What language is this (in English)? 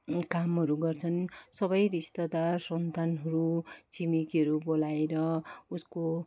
Nepali